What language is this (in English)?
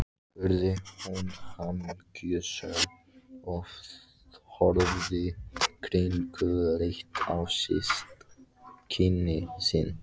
Icelandic